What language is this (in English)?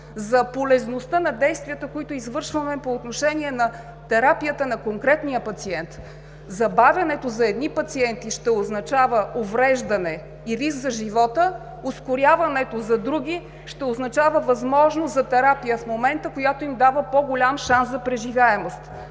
Bulgarian